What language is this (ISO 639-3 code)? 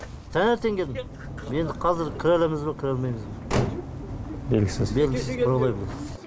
kaz